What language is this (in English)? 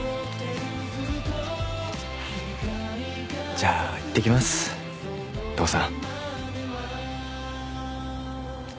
Japanese